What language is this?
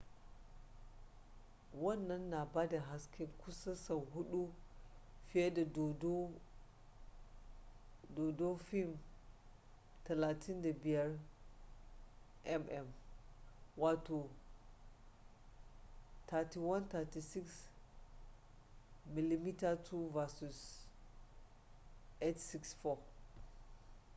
Hausa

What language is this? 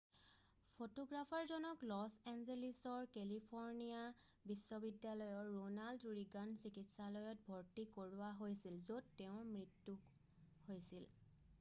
Assamese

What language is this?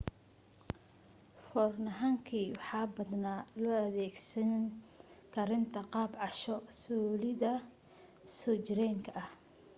Somali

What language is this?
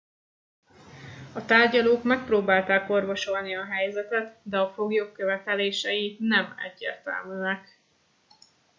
Hungarian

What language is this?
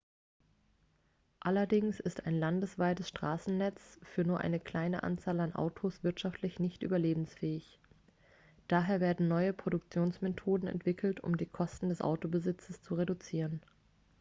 German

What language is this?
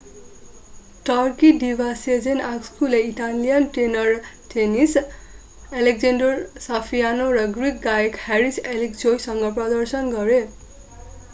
Nepali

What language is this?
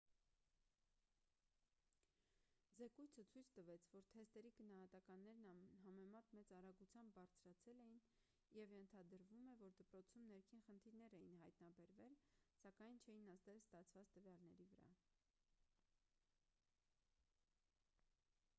Armenian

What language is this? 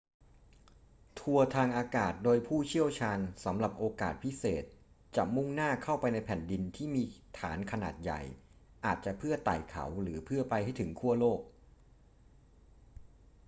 Thai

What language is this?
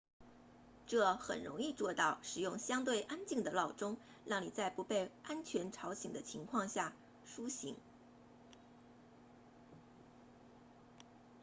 Chinese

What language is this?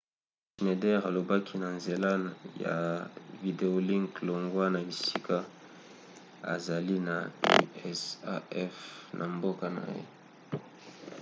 Lingala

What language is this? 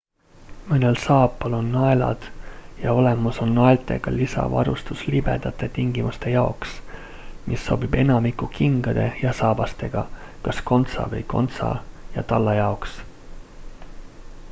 Estonian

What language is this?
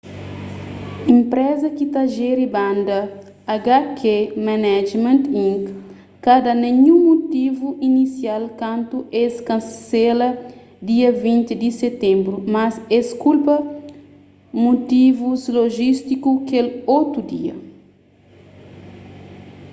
Kabuverdianu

